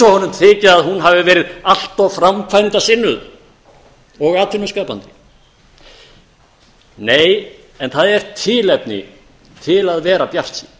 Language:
Icelandic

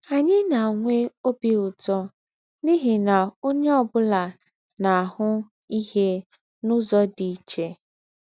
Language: Igbo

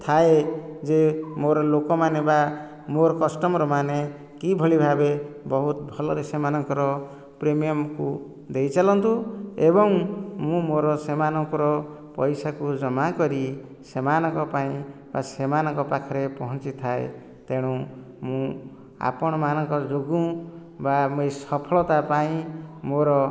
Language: Odia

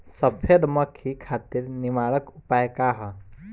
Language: Bhojpuri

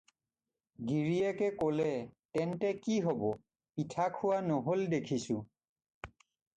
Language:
Assamese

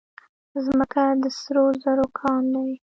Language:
Pashto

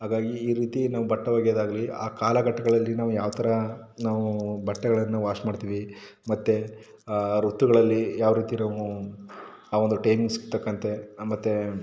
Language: Kannada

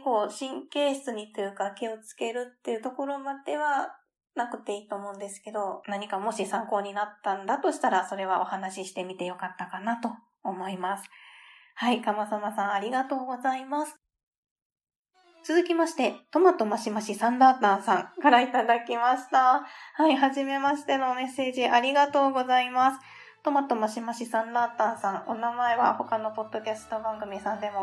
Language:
Japanese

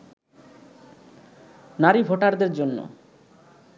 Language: Bangla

